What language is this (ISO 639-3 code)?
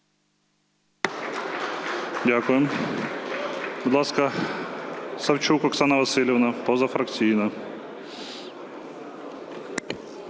ukr